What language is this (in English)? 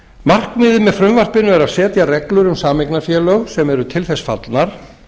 Icelandic